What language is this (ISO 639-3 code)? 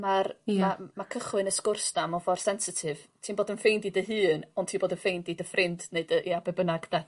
cym